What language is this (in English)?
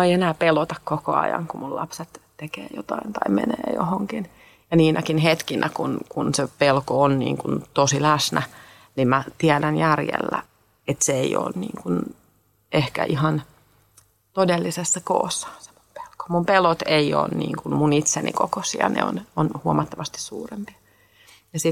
Finnish